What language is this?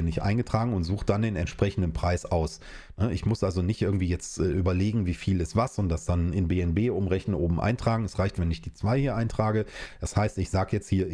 German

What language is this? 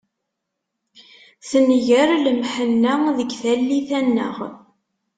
Kabyle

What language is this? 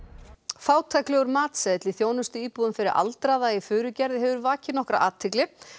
Icelandic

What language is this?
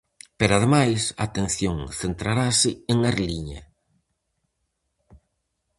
Galician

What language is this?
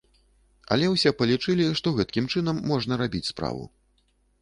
Belarusian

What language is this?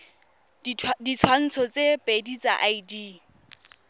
Tswana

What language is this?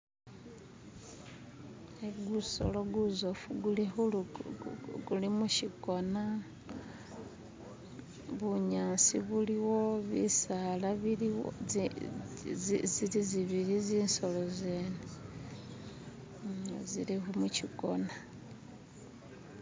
Masaaba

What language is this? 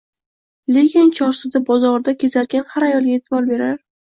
Uzbek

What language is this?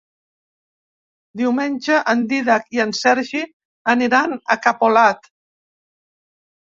Catalan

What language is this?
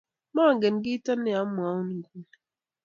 Kalenjin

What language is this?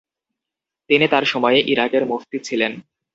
Bangla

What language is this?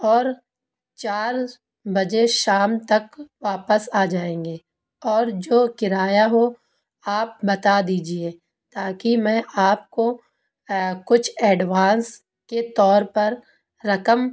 Urdu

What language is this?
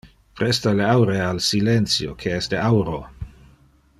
Interlingua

